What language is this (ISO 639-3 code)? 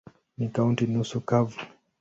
swa